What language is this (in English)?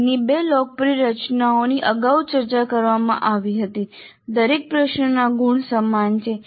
Gujarati